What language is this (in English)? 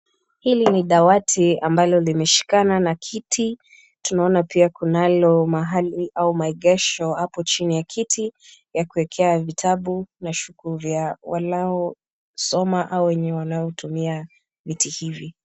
Swahili